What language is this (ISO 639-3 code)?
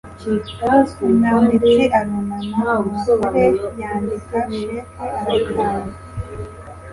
kin